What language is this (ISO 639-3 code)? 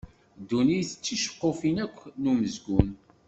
kab